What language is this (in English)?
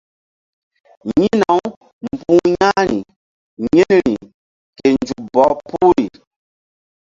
Mbum